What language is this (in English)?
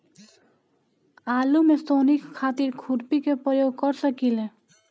Bhojpuri